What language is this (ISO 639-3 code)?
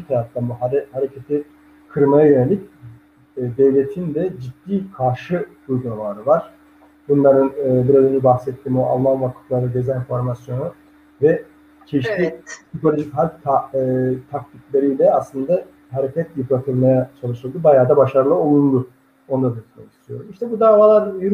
tur